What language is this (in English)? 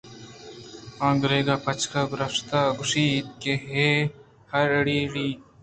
Eastern Balochi